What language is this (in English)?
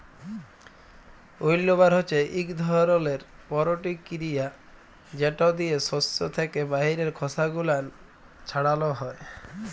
Bangla